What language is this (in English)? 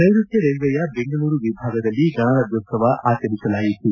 Kannada